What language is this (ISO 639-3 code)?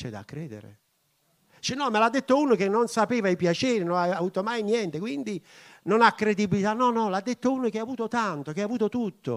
ita